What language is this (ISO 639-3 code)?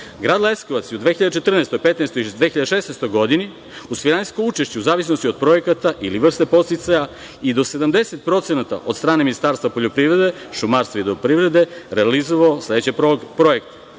srp